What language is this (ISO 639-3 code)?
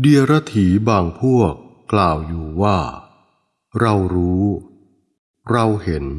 tha